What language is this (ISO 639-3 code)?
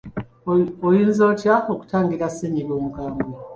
lug